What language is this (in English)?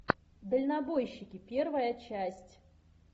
Russian